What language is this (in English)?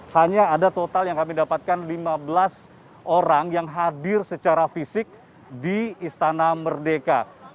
Indonesian